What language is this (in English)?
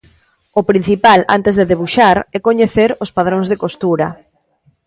Galician